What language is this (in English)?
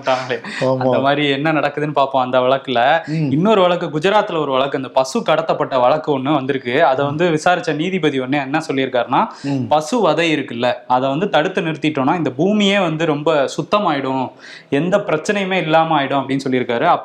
Tamil